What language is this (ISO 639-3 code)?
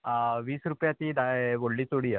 kok